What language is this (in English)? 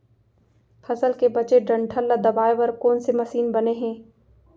Chhattisgarhi